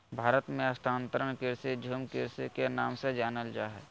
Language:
Magahi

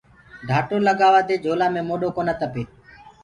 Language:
Gurgula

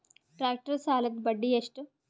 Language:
Kannada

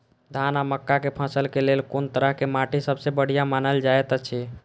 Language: Maithili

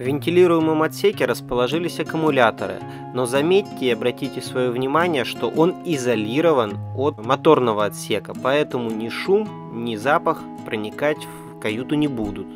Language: Russian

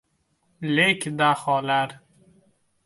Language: Uzbek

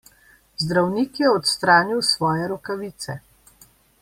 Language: Slovenian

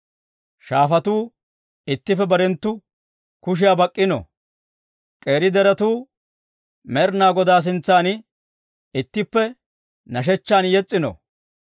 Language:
Dawro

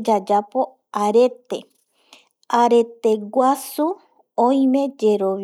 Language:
Eastern Bolivian Guaraní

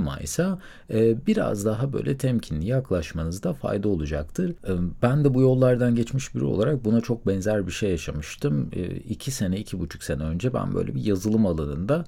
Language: Turkish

